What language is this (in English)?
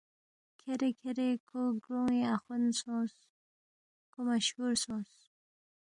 Balti